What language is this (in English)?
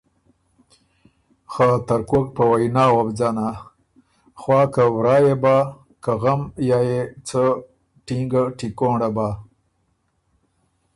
Ormuri